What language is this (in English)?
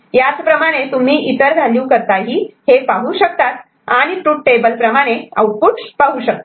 Marathi